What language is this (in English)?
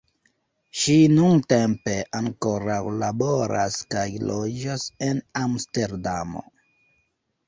Esperanto